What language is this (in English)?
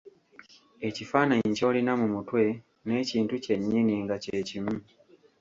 Ganda